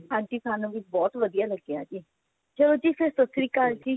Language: Punjabi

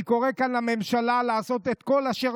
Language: Hebrew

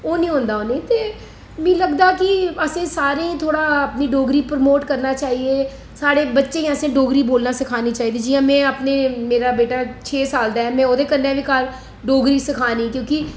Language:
Dogri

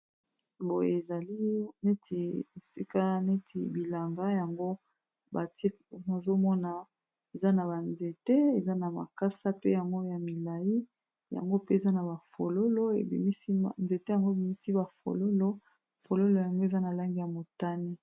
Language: Lingala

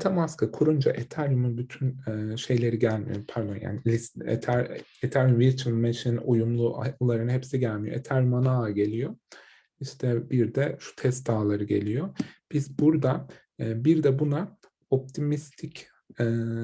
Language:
Turkish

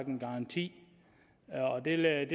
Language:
Danish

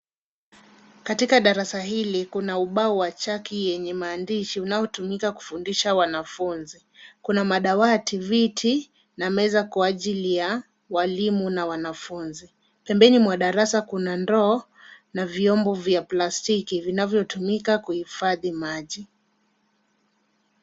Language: Swahili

